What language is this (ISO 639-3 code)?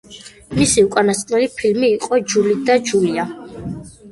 kat